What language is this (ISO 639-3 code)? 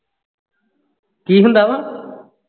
pan